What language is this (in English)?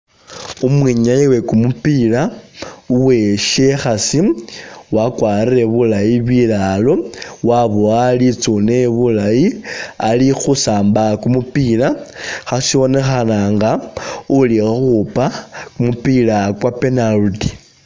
Masaaba